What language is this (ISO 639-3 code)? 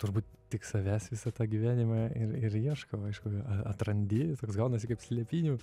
lit